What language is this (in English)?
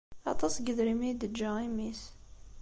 Kabyle